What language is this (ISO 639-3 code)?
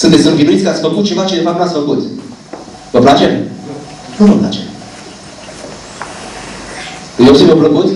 ron